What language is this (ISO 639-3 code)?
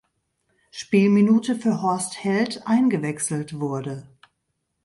deu